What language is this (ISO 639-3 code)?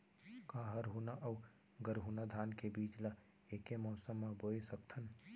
hne